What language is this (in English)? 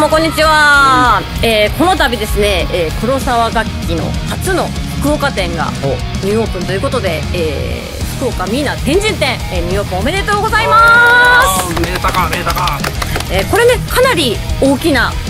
Japanese